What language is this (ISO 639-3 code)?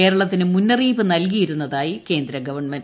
mal